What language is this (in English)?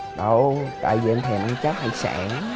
Vietnamese